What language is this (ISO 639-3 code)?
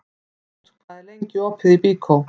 isl